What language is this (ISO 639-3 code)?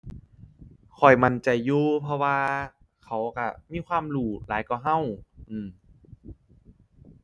tha